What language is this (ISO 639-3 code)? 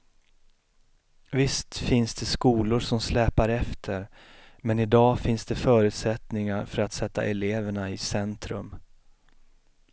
swe